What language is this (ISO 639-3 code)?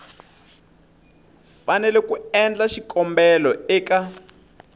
tso